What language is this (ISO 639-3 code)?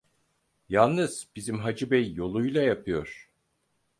tur